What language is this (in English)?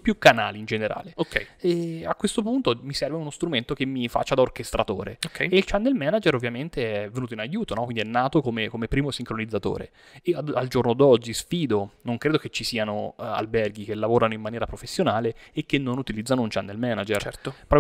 Italian